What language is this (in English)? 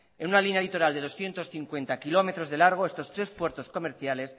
Spanish